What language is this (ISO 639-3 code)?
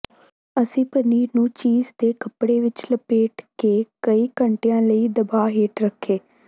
pan